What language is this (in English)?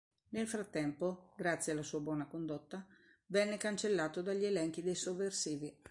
Italian